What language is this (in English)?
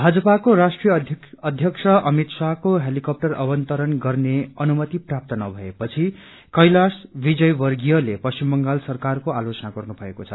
Nepali